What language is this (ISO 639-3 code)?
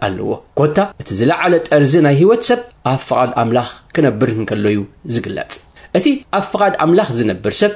ara